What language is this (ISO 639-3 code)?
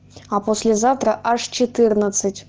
rus